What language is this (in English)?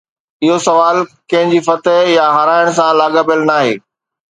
Sindhi